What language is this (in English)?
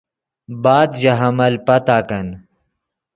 Yidgha